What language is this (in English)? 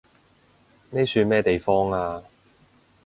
Cantonese